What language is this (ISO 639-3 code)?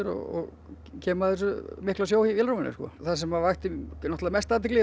isl